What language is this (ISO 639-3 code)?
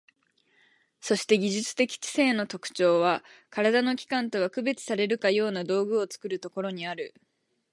jpn